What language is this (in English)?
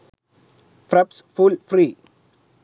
Sinhala